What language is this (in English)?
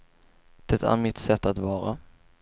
Swedish